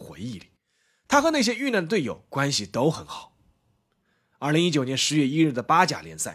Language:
Chinese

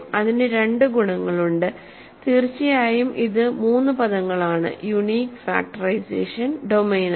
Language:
Malayalam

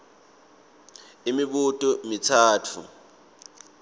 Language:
Swati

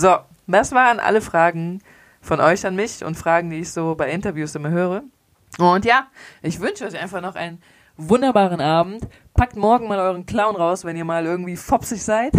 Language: German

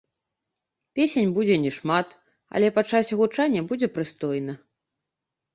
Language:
Belarusian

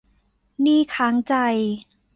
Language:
Thai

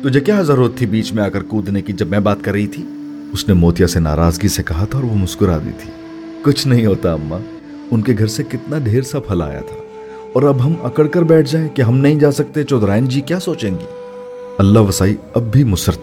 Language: Urdu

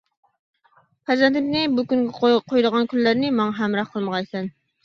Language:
Uyghur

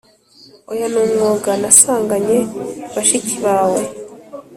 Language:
Kinyarwanda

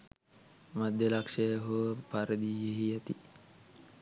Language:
Sinhala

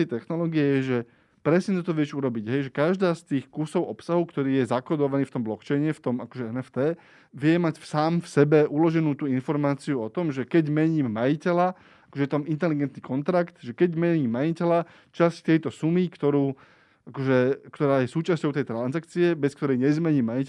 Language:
Slovak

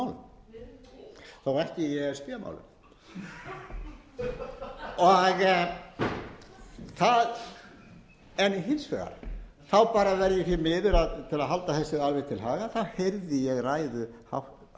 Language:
Icelandic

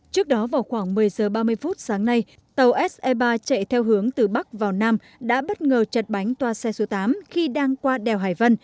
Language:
Vietnamese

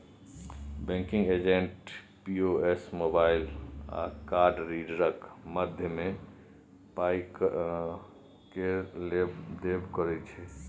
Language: Maithili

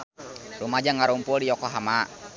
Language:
Sundanese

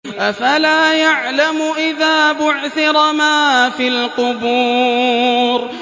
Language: Arabic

